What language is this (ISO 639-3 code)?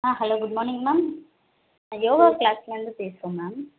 tam